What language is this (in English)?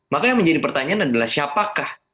Indonesian